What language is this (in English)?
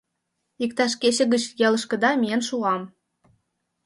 Mari